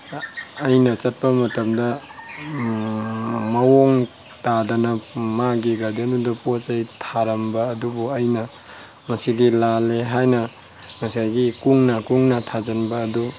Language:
Manipuri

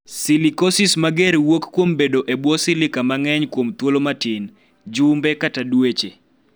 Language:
Luo (Kenya and Tanzania)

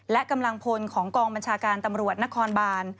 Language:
Thai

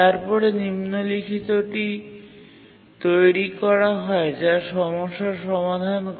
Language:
Bangla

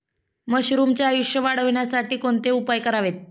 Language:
Marathi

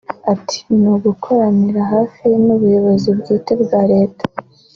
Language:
Kinyarwanda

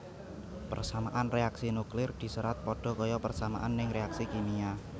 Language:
Javanese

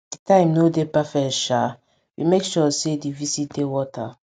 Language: Nigerian Pidgin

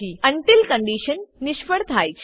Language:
Gujarati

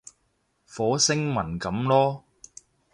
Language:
Cantonese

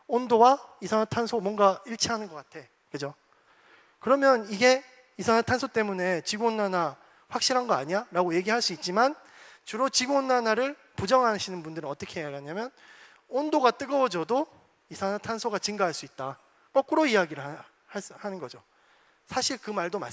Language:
Korean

